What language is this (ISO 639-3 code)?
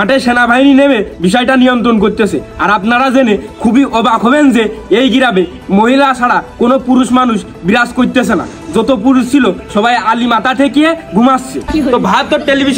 ara